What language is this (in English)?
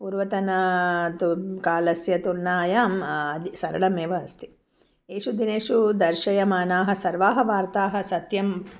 Sanskrit